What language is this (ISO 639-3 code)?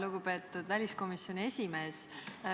est